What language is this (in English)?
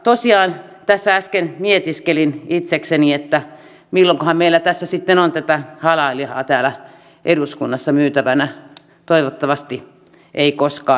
Finnish